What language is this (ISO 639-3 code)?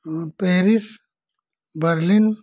hin